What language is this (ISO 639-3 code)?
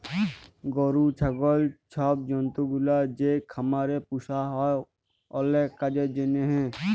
ben